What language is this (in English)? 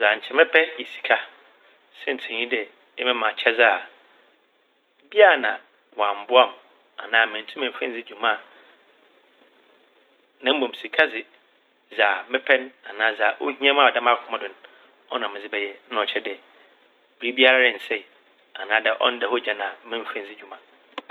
Akan